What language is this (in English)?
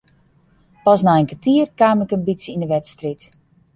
Western Frisian